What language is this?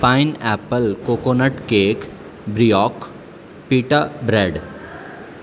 Urdu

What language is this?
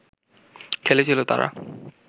Bangla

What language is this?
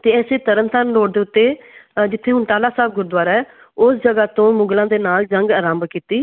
Punjabi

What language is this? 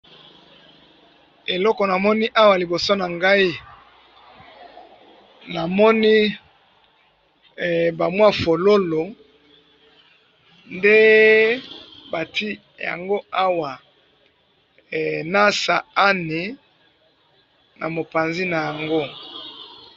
Lingala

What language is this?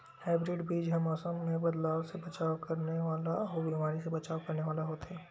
Chhattisgarhi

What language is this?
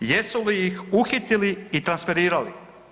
Croatian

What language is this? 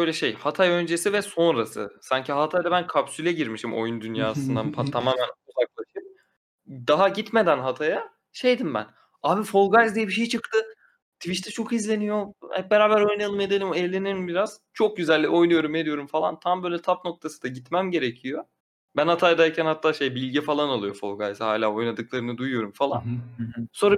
Turkish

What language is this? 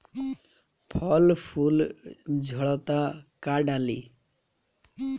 Bhojpuri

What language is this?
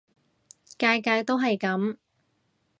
Cantonese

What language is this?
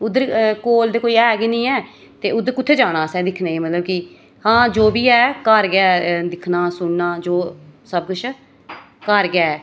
Dogri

